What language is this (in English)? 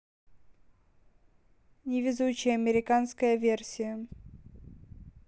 Russian